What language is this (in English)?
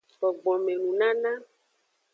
Aja (Benin)